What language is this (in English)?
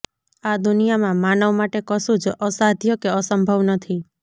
Gujarati